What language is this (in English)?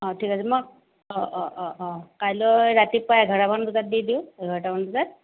Assamese